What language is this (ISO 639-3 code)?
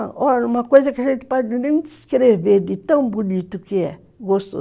por